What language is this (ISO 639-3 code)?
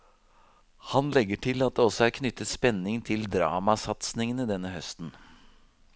nor